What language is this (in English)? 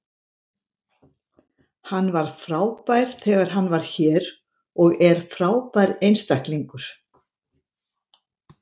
Icelandic